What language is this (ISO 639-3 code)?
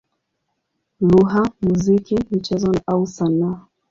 swa